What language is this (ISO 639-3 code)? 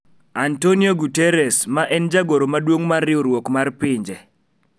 luo